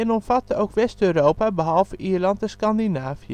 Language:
Dutch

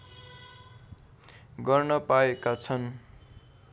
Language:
Nepali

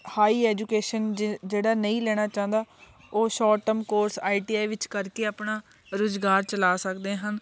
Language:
Punjabi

